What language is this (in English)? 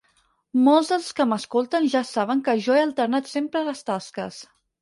Catalan